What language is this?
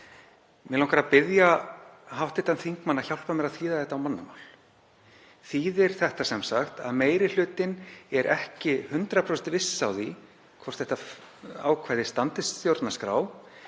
Icelandic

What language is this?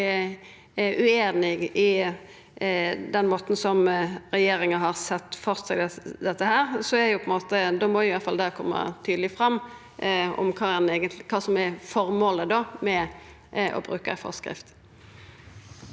Norwegian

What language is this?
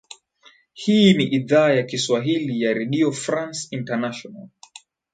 Swahili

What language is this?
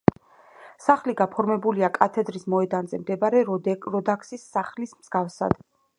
Georgian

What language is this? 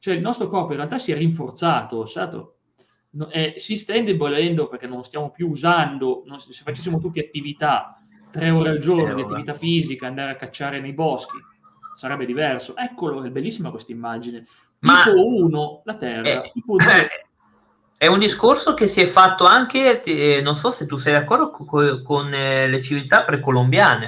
Italian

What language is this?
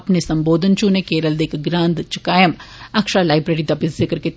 Dogri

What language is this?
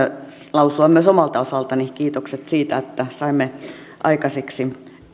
Finnish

